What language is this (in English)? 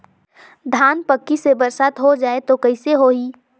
Chhattisgarhi